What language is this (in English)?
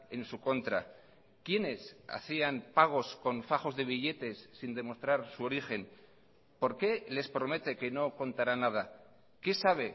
Spanish